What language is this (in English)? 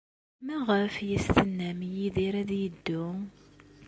Kabyle